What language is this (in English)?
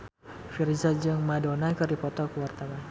Sundanese